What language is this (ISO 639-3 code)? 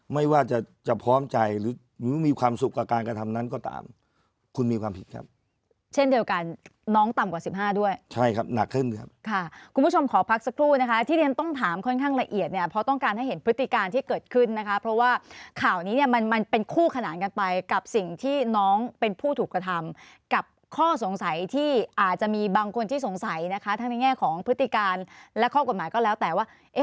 tha